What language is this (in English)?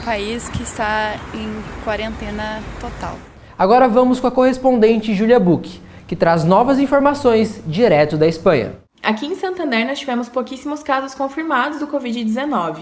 Portuguese